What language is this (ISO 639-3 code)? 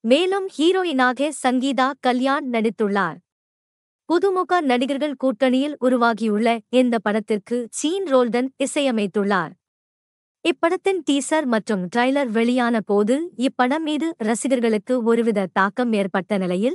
tam